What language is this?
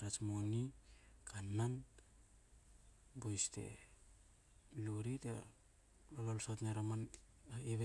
Hakö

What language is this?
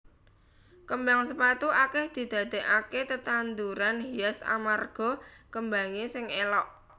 Javanese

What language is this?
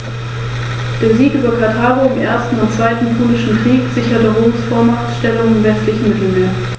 German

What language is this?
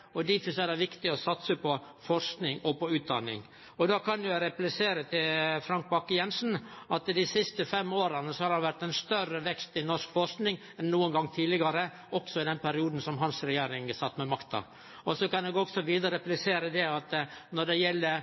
Norwegian Nynorsk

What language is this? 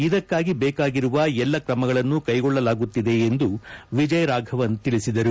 Kannada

